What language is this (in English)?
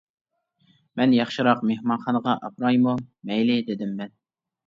Uyghur